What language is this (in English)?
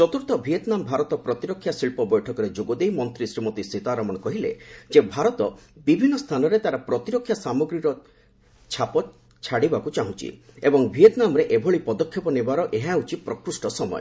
Odia